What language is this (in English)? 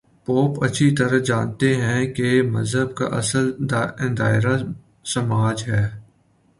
Urdu